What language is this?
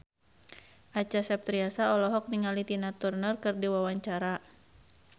Sundanese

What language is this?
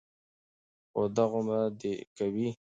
Pashto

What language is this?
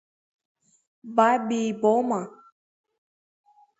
Abkhazian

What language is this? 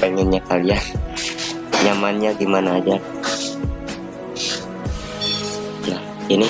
Indonesian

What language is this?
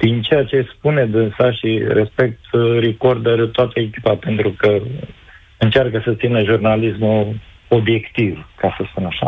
Romanian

